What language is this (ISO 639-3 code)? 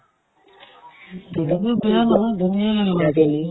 asm